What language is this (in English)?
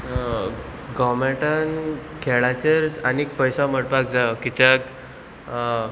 Konkani